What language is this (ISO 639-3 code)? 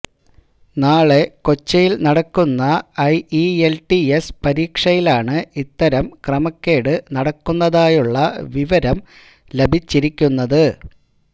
mal